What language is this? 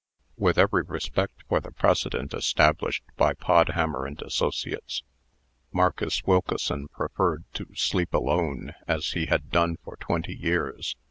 English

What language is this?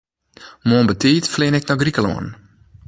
Western Frisian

